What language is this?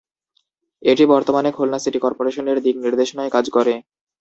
Bangla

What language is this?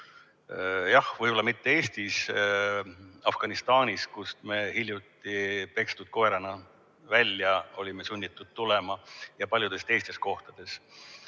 Estonian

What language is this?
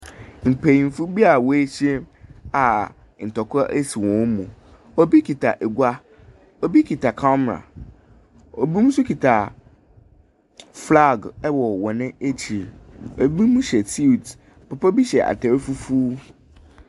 Akan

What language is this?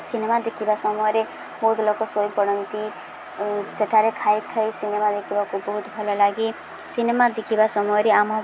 Odia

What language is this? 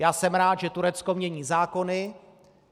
Czech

